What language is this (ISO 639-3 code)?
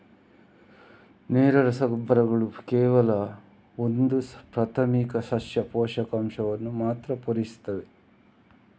kan